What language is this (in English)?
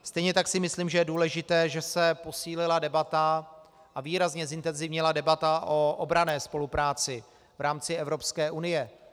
Czech